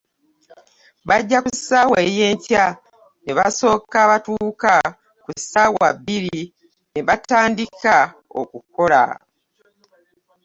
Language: Ganda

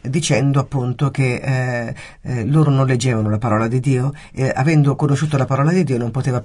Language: Italian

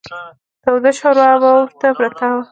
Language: Pashto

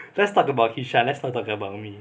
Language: English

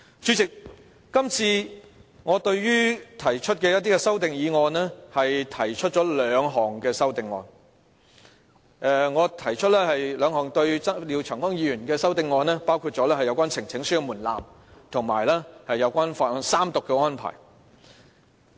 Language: Cantonese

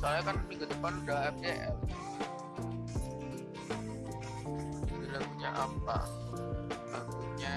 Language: Indonesian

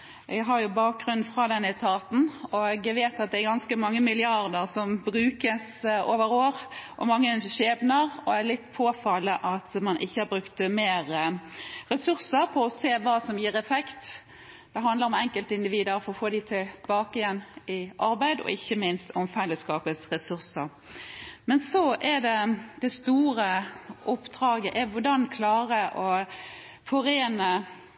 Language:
Norwegian Bokmål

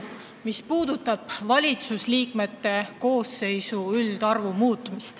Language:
Estonian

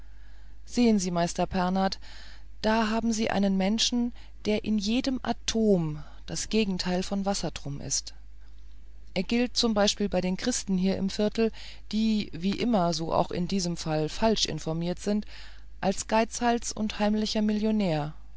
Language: German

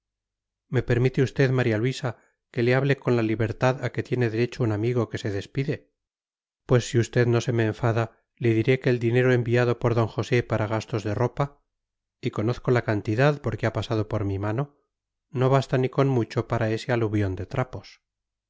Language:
Spanish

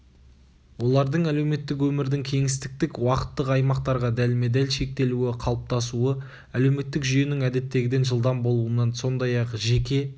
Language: Kazakh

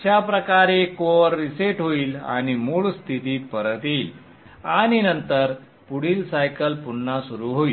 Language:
Marathi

